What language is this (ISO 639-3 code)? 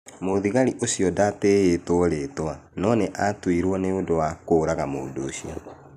kik